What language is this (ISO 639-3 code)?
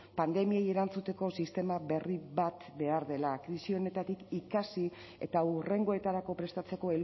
eus